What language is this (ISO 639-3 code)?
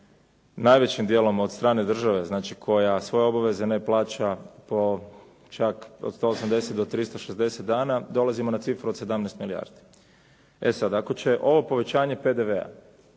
hrv